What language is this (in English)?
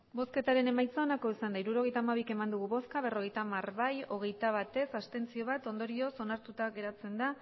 Basque